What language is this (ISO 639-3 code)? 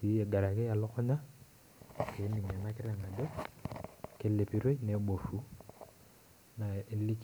mas